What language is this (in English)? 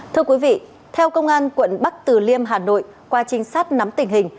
Vietnamese